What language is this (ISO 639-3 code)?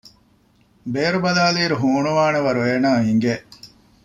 div